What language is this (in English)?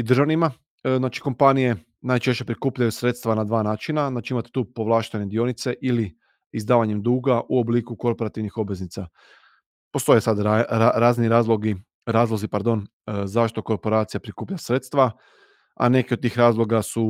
Croatian